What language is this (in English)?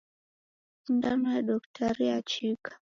Taita